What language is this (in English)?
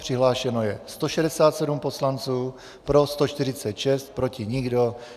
Czech